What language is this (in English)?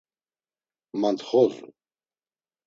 Laz